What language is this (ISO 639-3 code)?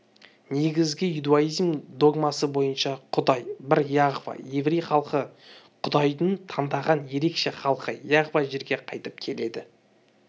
kaz